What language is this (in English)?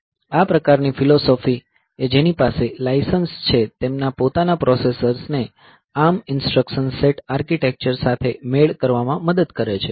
Gujarati